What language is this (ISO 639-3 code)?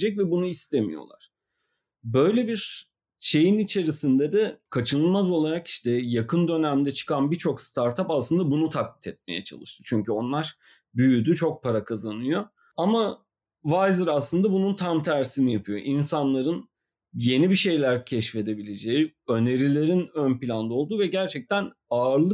tur